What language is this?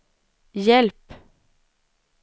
Swedish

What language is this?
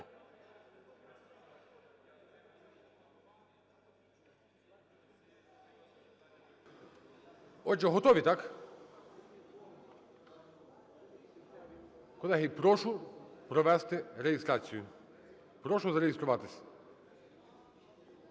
Ukrainian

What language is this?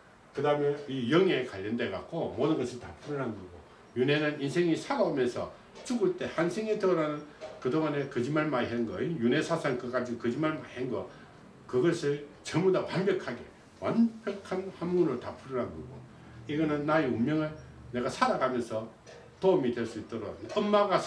Korean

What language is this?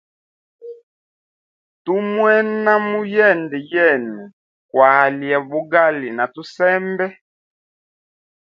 Hemba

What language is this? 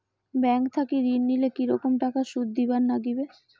Bangla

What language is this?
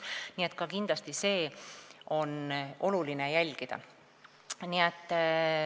Estonian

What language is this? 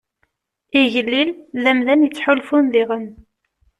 Kabyle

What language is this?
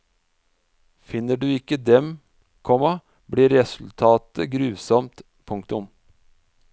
Norwegian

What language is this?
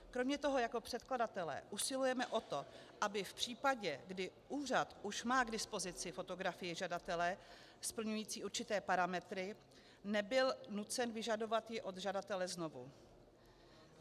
Czech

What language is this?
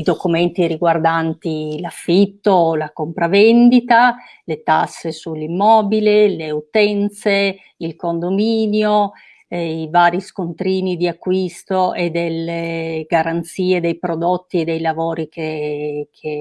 Italian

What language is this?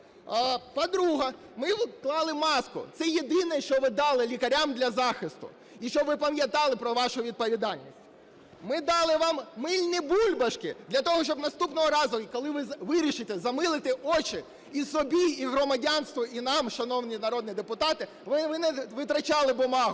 Ukrainian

